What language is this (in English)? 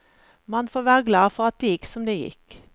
Norwegian